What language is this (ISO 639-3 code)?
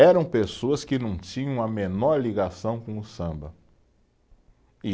por